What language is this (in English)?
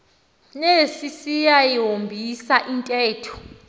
Xhosa